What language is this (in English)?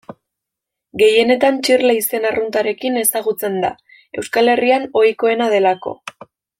Basque